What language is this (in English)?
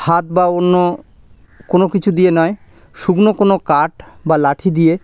Bangla